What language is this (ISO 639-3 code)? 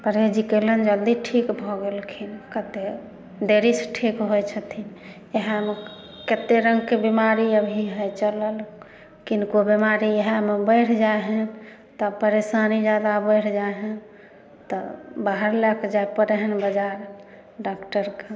mai